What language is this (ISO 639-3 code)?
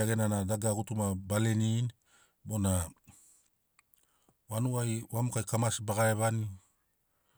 snc